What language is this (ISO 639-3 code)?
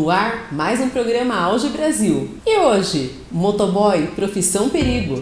por